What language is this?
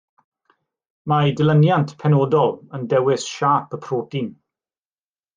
Welsh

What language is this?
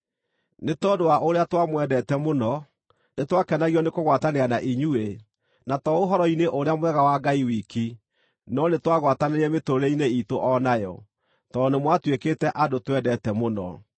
Kikuyu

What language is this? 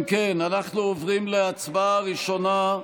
Hebrew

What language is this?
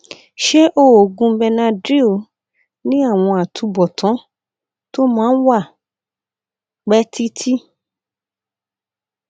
Yoruba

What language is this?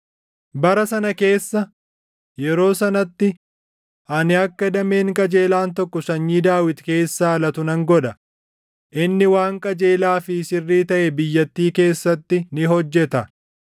Oromo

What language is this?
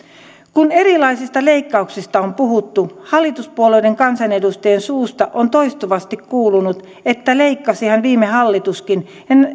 Finnish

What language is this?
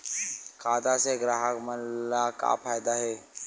Chhattisgarhi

